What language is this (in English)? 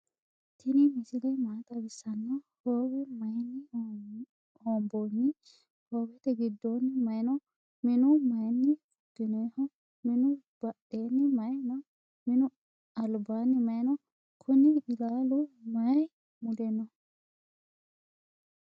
Sidamo